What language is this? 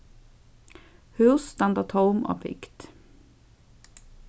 Faroese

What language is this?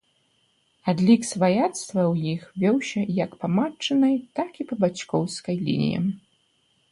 Belarusian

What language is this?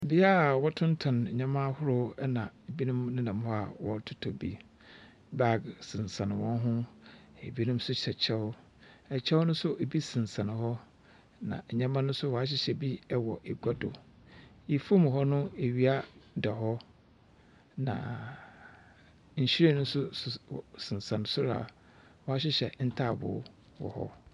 Akan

